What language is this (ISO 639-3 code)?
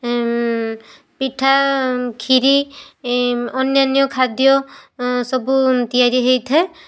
ori